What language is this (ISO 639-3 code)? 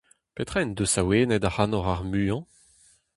bre